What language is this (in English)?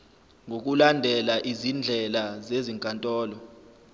Zulu